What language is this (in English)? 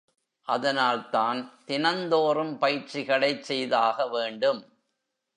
Tamil